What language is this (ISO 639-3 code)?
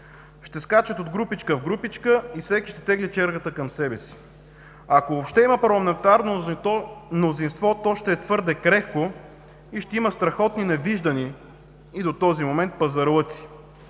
bul